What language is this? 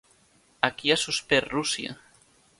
Catalan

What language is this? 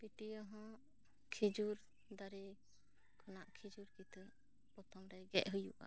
Santali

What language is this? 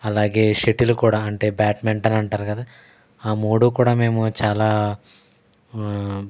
Telugu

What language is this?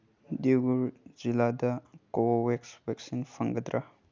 Manipuri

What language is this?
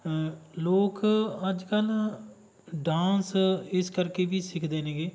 Punjabi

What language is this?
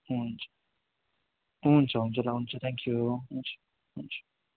Nepali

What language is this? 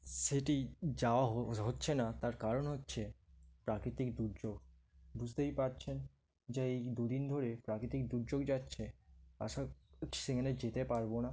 Bangla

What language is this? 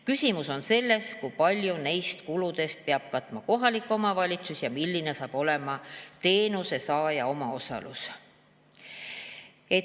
Estonian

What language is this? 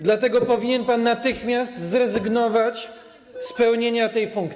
Polish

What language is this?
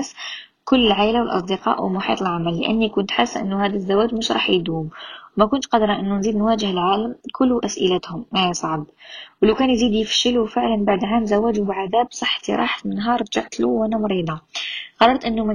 Arabic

